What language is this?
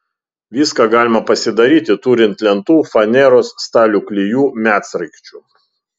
Lithuanian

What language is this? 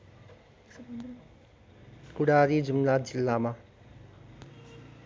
Nepali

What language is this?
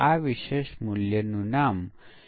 Gujarati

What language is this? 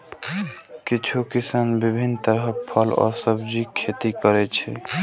Maithili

